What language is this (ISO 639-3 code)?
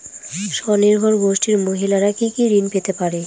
ben